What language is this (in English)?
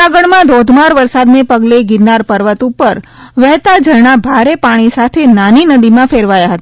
Gujarati